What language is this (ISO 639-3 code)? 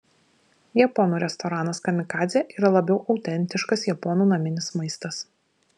lit